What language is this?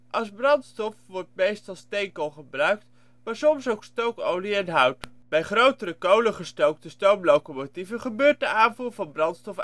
Dutch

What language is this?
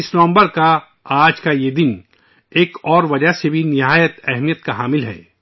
Urdu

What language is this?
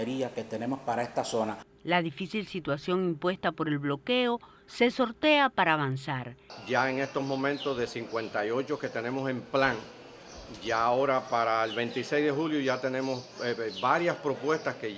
Spanish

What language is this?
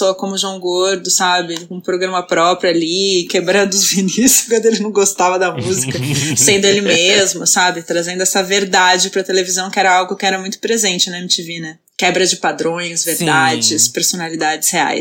Portuguese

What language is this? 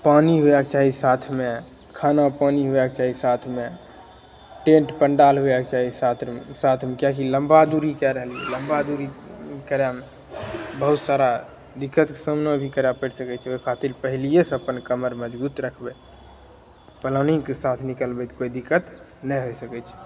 Maithili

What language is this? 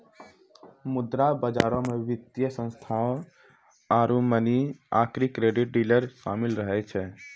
Maithili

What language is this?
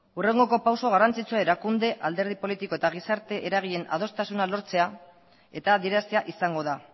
Basque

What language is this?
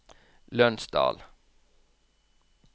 Norwegian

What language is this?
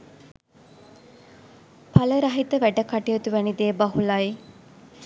Sinhala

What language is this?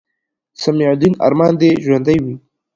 Pashto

